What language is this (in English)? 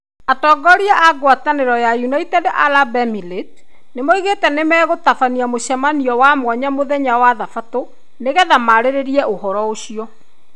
Kikuyu